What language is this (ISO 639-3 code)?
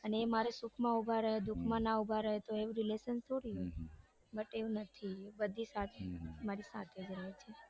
guj